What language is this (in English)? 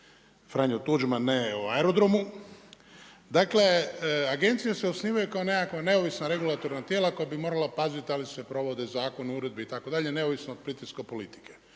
Croatian